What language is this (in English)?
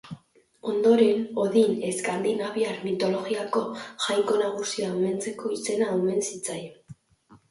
Basque